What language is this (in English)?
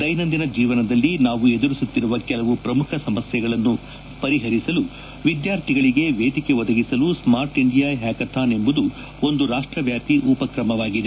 Kannada